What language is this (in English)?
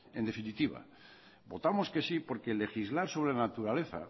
Spanish